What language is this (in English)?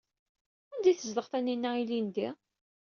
Kabyle